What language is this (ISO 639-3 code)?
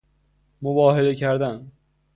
fas